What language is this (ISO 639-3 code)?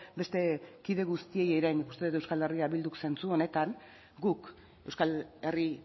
eus